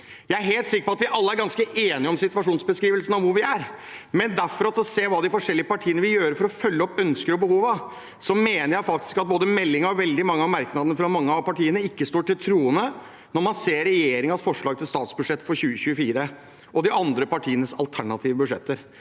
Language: Norwegian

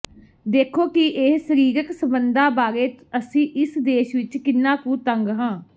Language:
Punjabi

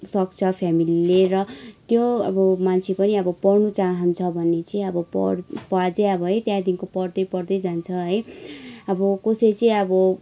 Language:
Nepali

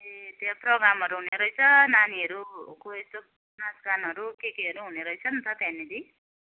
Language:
Nepali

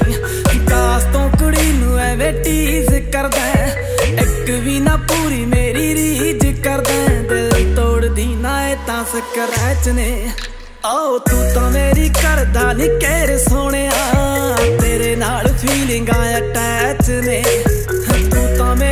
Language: Punjabi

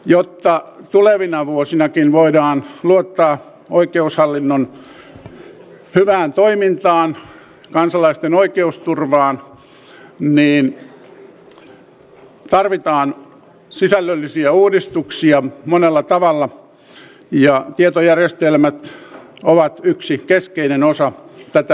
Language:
Finnish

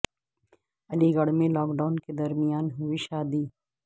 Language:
Urdu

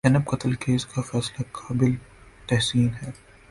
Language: Urdu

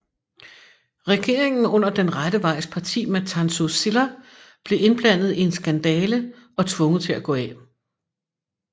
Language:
Danish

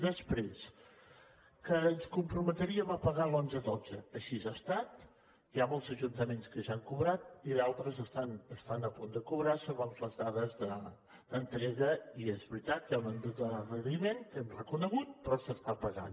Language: Catalan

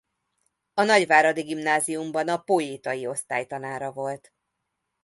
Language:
Hungarian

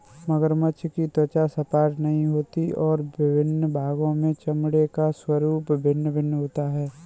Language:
Hindi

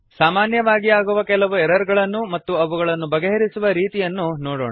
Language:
Kannada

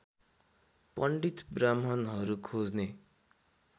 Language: Nepali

